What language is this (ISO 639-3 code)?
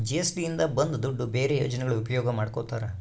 kan